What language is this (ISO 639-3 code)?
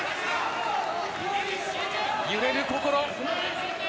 jpn